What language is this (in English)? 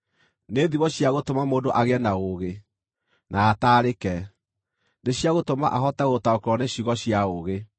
Kikuyu